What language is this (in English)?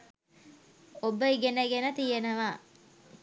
Sinhala